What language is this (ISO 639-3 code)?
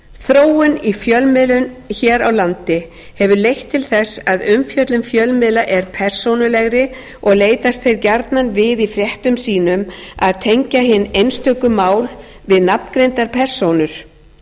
isl